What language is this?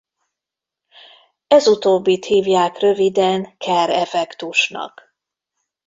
Hungarian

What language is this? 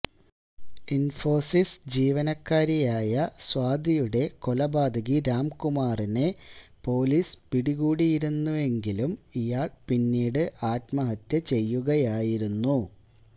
Malayalam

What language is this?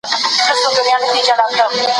Pashto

